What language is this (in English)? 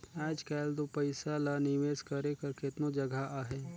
Chhattisgarhi